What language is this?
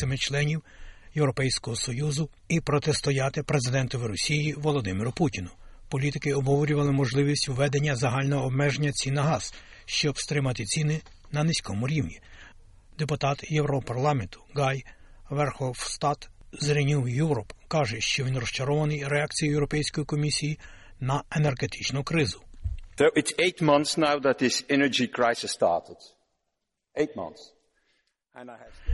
Ukrainian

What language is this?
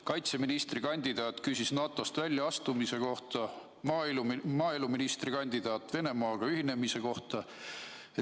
Estonian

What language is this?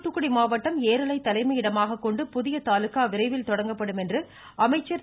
Tamil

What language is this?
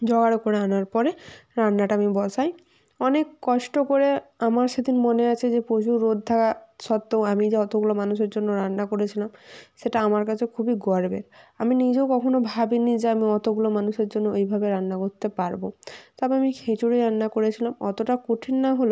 Bangla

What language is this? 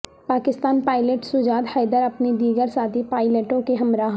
Urdu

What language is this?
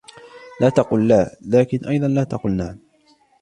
Arabic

